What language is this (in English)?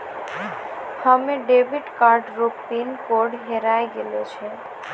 Maithili